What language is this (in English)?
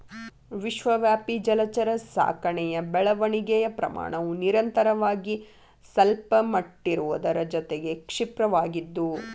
Kannada